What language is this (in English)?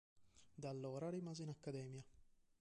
Italian